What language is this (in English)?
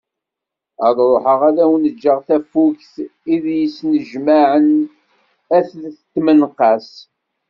Kabyle